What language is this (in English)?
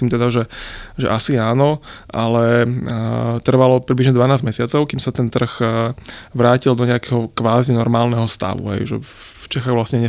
Slovak